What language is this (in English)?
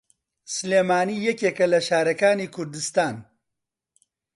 Central Kurdish